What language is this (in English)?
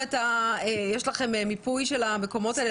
Hebrew